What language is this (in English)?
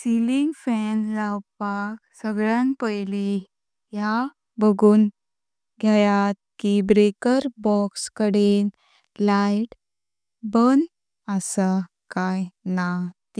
Konkani